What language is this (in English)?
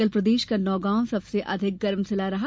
Hindi